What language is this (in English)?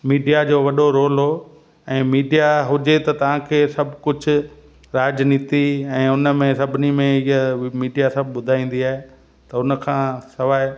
Sindhi